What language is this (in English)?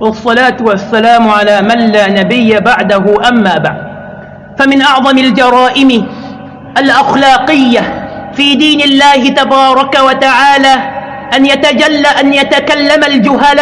Arabic